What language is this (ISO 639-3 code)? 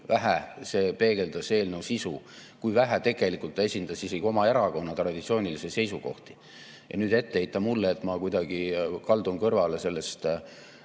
est